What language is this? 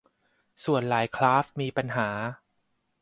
Thai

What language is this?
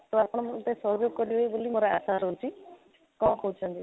Odia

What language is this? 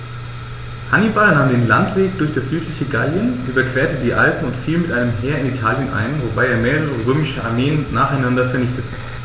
German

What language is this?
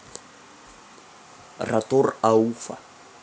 Russian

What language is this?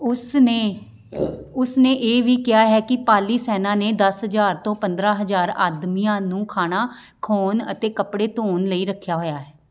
Punjabi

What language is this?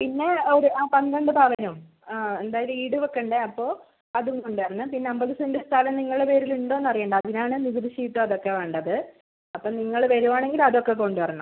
Malayalam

